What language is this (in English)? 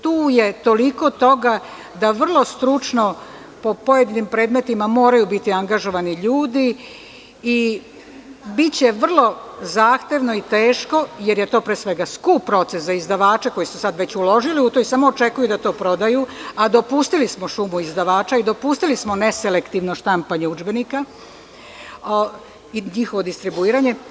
Serbian